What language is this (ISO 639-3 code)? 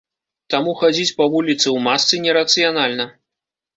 bel